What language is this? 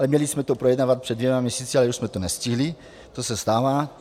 Czech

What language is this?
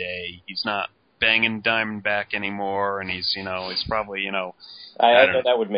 English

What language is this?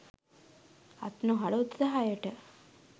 Sinhala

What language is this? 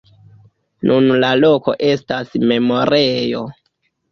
Esperanto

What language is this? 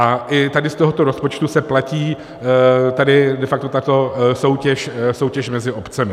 Czech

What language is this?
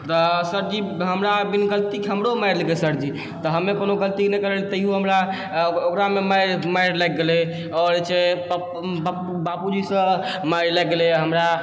Maithili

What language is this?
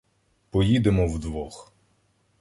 Ukrainian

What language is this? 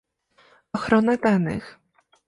Polish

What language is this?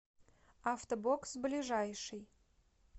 Russian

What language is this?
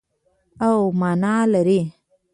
Pashto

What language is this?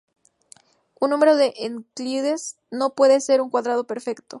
Spanish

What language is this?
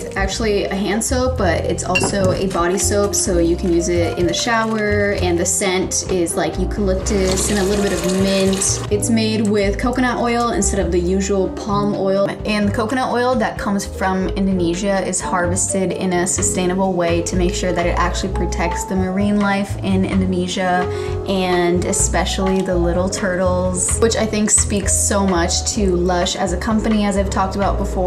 English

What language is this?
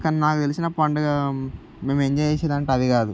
Telugu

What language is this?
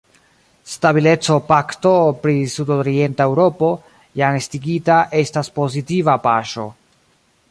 Esperanto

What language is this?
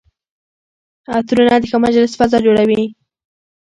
Pashto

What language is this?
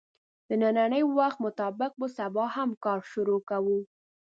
Pashto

